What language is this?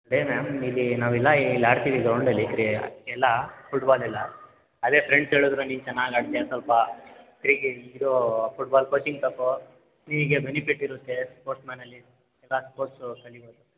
Kannada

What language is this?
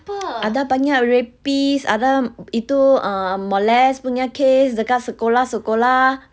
English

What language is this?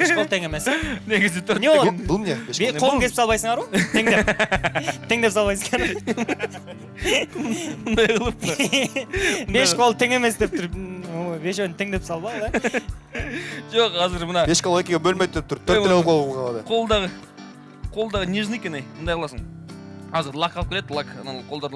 Turkish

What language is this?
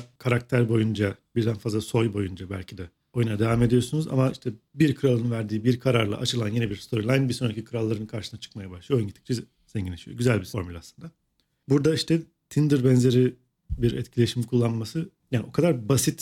Turkish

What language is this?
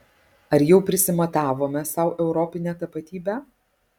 Lithuanian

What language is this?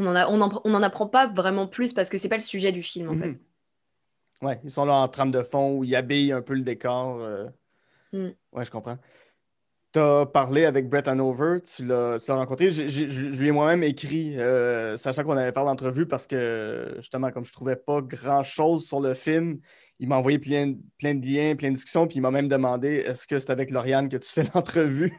French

